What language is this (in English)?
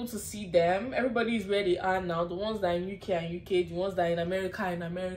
English